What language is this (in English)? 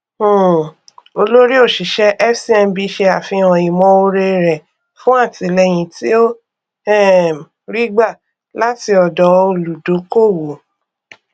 Yoruba